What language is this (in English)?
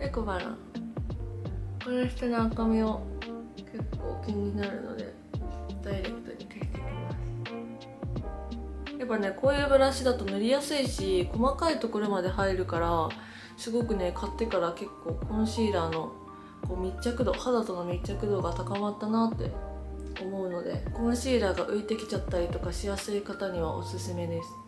Japanese